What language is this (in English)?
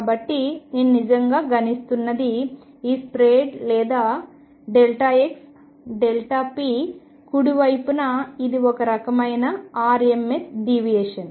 Telugu